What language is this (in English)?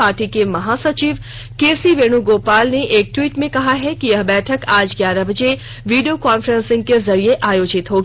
Hindi